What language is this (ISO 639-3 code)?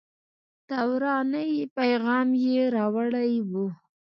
pus